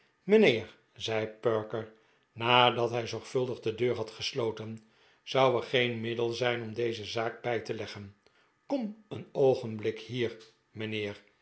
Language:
Dutch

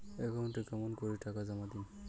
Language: Bangla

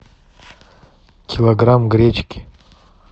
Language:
Russian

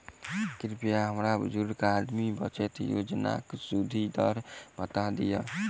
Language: Maithili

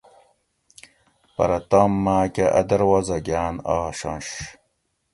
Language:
Gawri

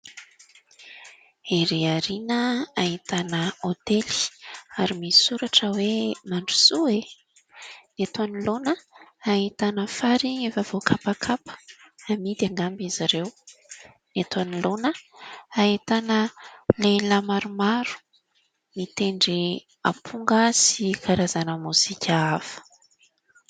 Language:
Malagasy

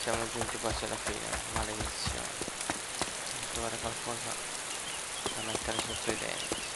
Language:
Italian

